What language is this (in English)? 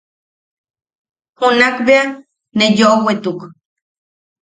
Yaqui